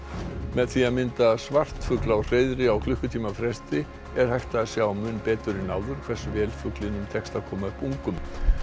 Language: Icelandic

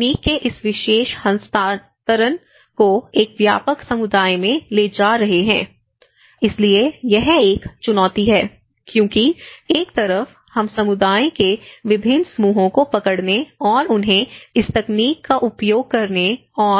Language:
Hindi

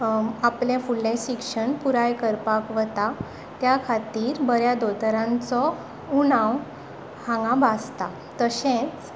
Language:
Konkani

